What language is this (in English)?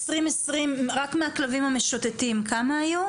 Hebrew